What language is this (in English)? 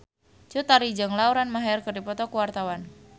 Sundanese